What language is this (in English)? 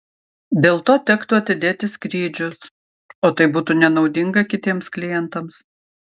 Lithuanian